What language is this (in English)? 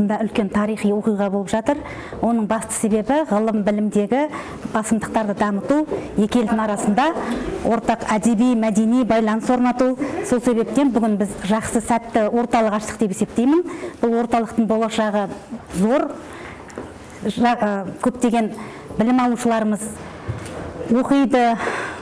Turkish